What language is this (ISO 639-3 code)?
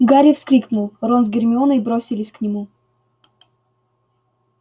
rus